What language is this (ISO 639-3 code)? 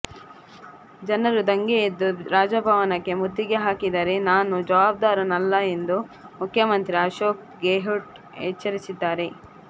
kan